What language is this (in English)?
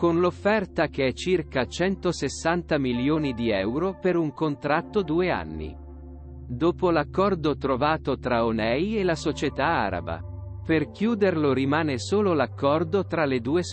Italian